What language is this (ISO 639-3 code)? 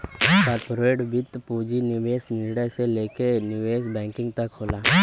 bho